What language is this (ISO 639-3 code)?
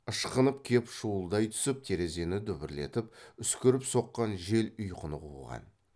kaz